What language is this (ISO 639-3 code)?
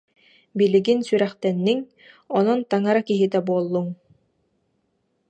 sah